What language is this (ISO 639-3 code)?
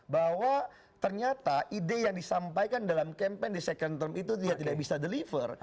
ind